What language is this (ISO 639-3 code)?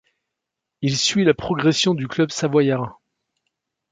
fra